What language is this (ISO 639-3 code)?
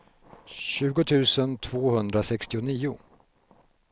swe